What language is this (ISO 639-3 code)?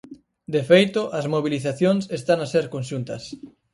glg